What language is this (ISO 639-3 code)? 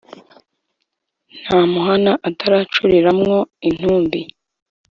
kin